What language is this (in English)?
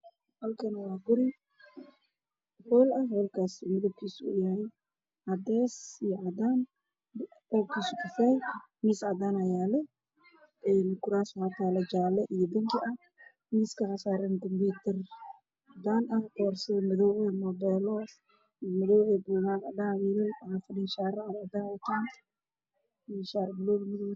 Somali